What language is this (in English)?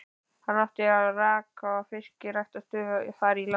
Icelandic